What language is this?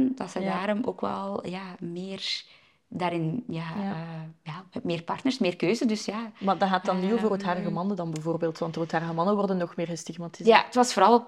Dutch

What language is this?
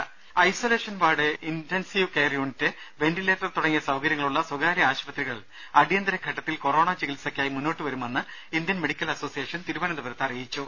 Malayalam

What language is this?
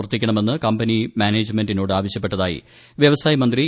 Malayalam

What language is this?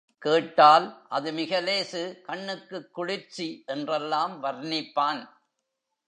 Tamil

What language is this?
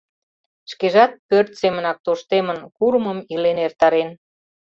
Mari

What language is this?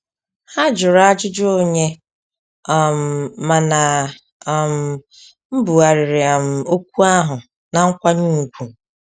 Igbo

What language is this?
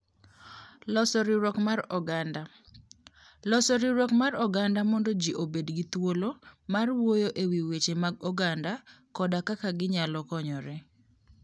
Luo (Kenya and Tanzania)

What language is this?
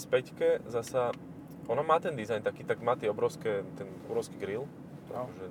Slovak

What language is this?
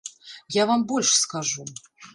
Belarusian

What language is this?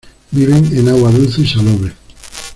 Spanish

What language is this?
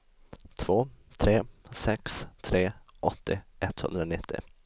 Swedish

